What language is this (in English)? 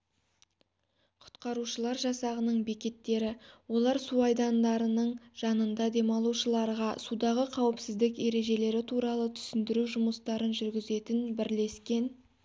Kazakh